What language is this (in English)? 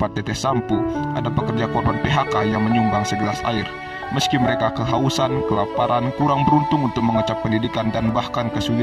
Indonesian